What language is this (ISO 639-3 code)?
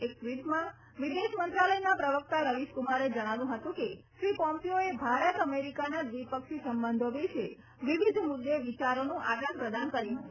guj